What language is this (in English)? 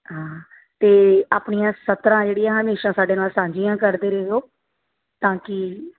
Punjabi